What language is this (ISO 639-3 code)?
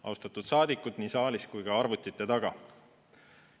est